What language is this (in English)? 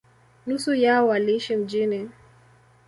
Swahili